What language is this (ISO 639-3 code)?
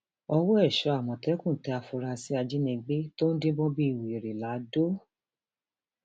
yor